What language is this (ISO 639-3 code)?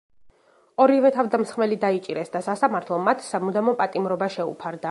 kat